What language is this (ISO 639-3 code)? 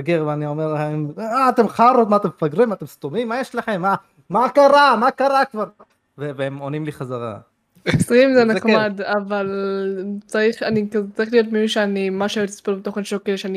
heb